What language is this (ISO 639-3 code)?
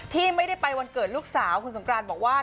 tha